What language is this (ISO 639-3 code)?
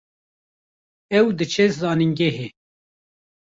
kur